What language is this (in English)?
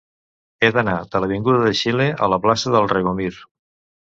Catalan